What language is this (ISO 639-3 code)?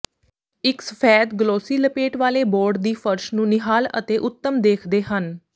pan